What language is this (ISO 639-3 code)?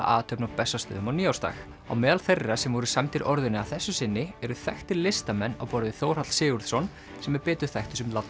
isl